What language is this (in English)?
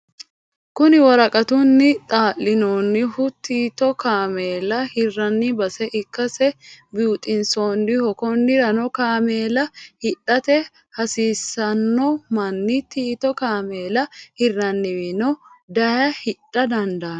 Sidamo